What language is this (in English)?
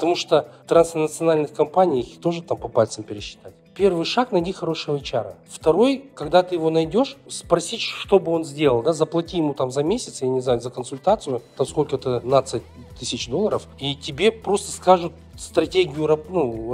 Russian